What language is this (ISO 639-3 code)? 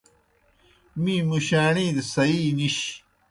plk